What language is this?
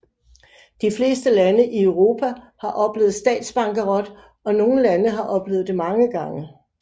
Danish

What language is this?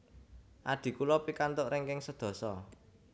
Javanese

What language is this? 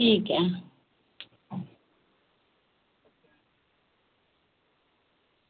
Dogri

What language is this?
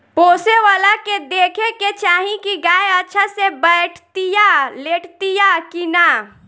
Bhojpuri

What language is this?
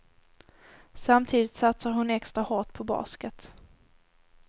Swedish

